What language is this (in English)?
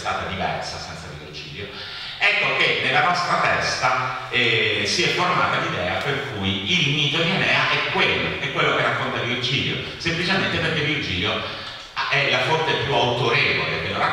Italian